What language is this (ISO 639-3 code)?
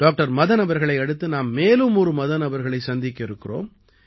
tam